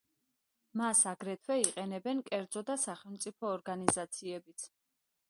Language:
Georgian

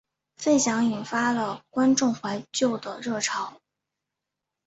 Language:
Chinese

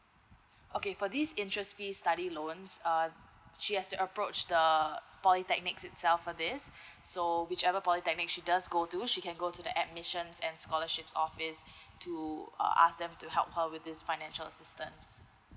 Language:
English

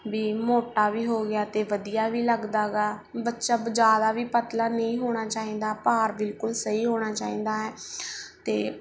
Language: Punjabi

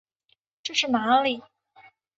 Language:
Chinese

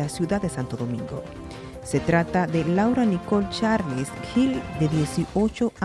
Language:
Spanish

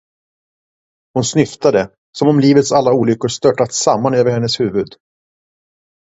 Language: Swedish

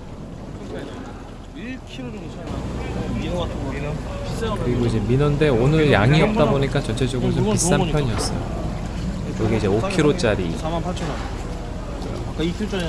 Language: Korean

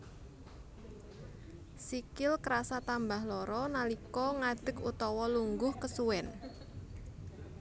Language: Javanese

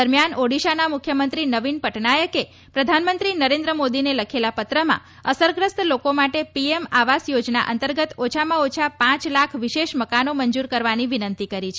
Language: Gujarati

